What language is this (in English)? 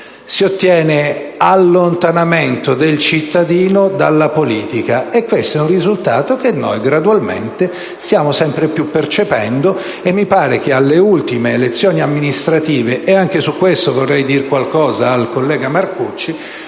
Italian